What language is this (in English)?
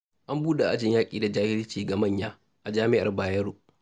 Hausa